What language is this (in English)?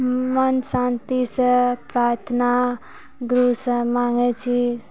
Maithili